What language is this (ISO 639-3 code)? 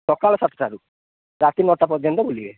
ori